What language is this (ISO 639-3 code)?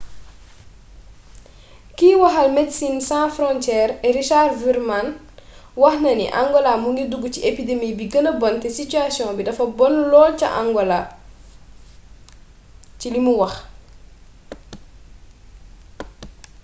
wol